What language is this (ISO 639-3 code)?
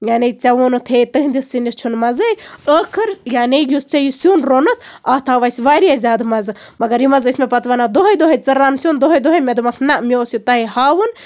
kas